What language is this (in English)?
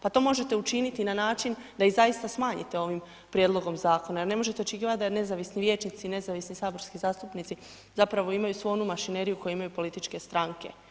Croatian